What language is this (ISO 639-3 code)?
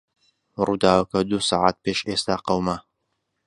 ckb